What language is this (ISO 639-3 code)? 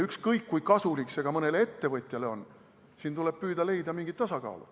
est